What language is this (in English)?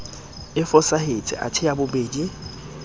Southern Sotho